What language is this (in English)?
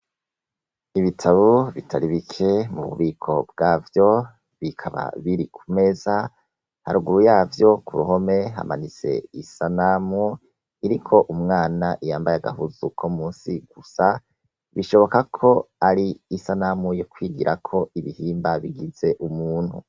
Rundi